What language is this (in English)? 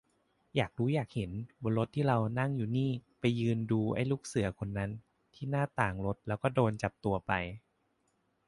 Thai